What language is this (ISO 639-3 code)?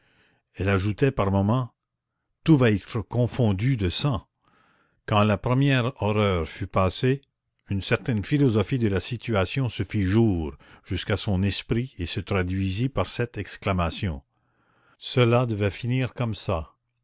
fra